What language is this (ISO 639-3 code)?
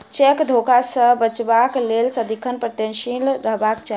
mai